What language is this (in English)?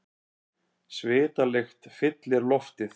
Icelandic